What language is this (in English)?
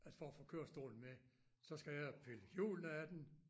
Danish